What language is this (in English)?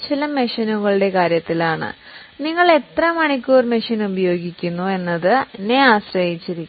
Malayalam